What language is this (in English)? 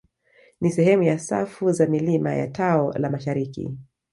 Swahili